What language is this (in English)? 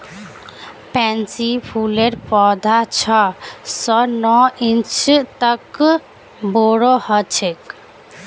Magahi